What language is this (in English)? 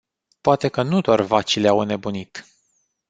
Romanian